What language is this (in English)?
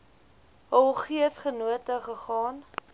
Afrikaans